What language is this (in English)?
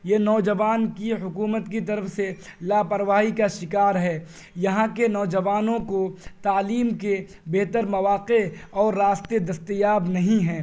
Urdu